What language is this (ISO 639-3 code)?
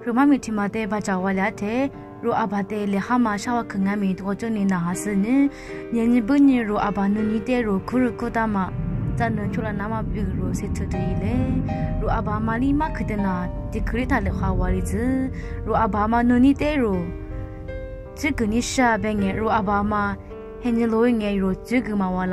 jpn